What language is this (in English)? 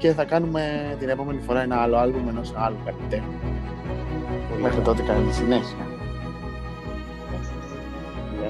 Greek